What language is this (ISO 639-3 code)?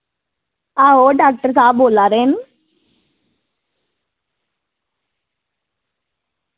doi